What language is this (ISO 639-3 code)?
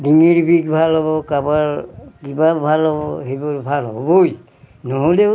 asm